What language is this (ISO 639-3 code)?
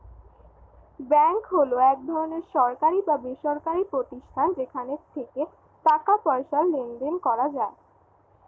ben